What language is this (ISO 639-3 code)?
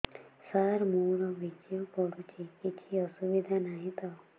ori